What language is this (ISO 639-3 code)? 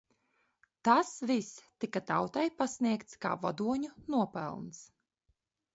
lav